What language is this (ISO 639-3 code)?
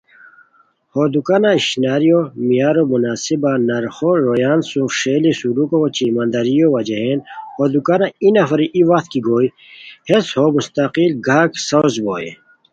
khw